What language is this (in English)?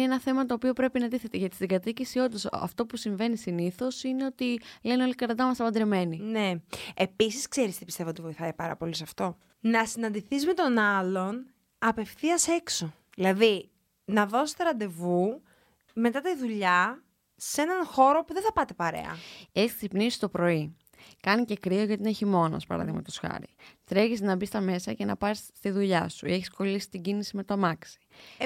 Greek